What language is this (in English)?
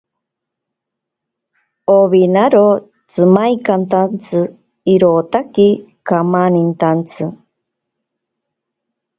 Ashéninka Perené